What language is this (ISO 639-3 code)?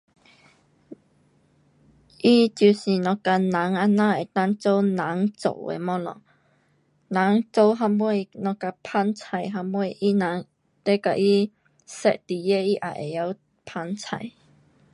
cpx